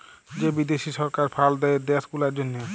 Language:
Bangla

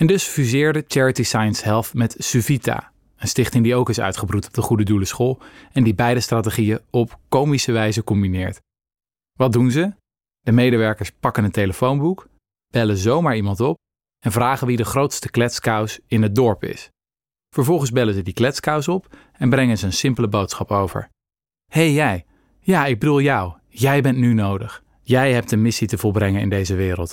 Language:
Dutch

